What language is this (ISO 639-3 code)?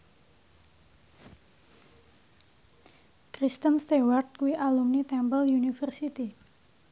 jav